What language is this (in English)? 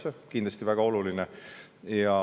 Estonian